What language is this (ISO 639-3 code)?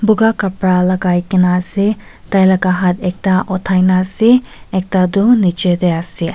nag